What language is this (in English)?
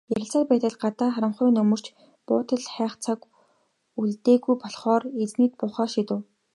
Mongolian